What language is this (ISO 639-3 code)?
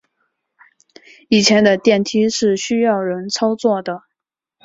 zho